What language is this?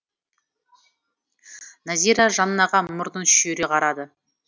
Kazakh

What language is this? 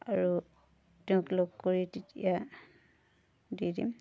Assamese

